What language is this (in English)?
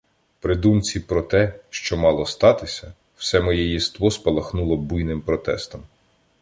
Ukrainian